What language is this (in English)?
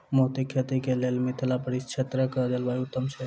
Maithili